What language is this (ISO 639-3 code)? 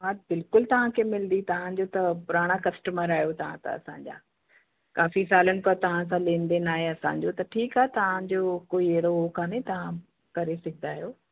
snd